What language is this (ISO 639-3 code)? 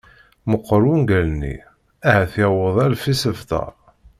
kab